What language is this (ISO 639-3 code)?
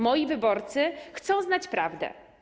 pol